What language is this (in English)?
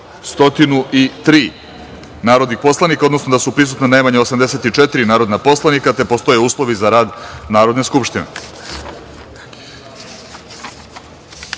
Serbian